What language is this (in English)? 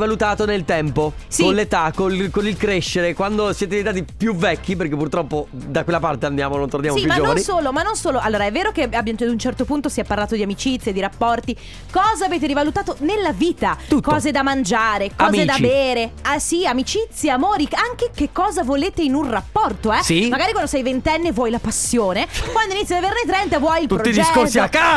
Italian